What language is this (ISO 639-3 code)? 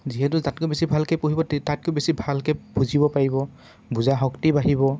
asm